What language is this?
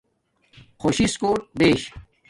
Domaaki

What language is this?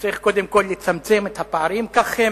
Hebrew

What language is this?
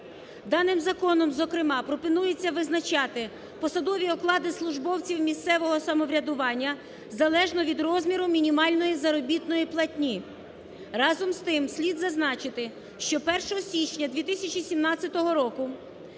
Ukrainian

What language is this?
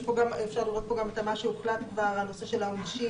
Hebrew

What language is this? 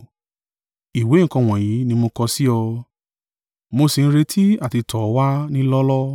Yoruba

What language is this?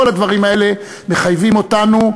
Hebrew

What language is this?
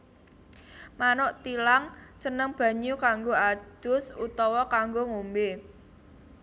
Javanese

